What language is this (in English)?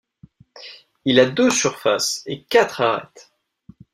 French